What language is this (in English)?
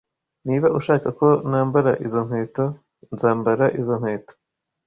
Kinyarwanda